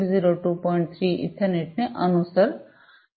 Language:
Gujarati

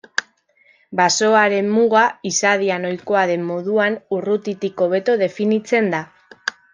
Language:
Basque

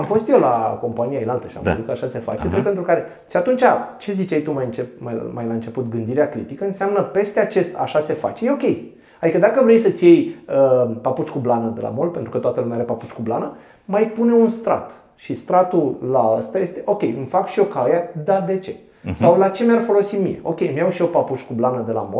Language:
Romanian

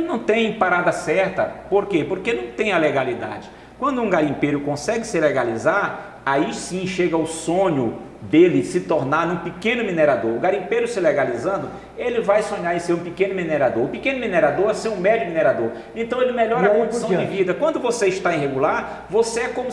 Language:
Portuguese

